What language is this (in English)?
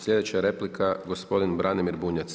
Croatian